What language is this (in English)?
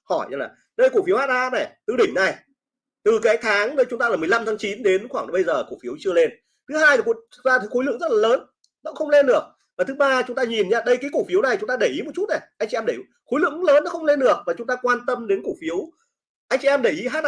Vietnamese